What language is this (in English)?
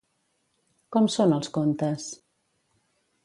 Catalan